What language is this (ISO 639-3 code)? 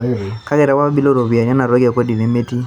mas